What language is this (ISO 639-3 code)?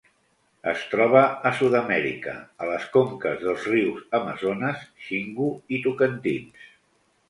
cat